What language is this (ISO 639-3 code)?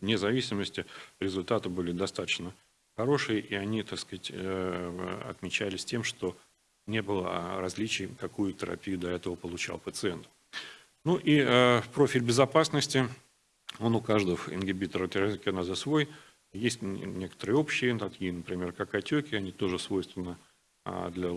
rus